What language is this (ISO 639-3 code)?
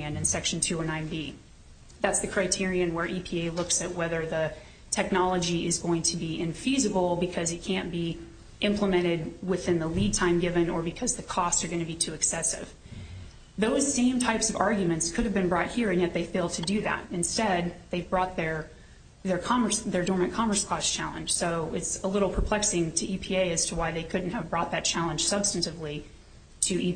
eng